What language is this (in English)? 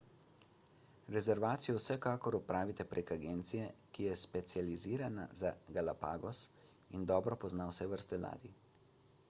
Slovenian